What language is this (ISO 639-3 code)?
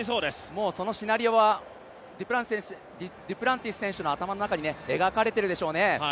jpn